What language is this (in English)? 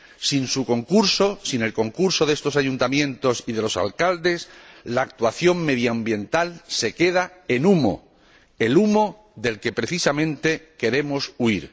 Spanish